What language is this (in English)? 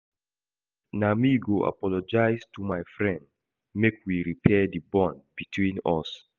Nigerian Pidgin